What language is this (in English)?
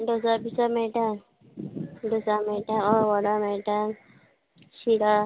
Konkani